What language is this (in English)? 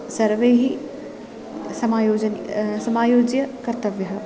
Sanskrit